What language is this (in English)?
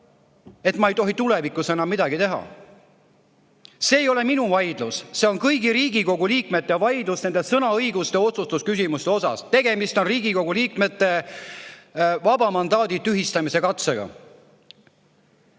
Estonian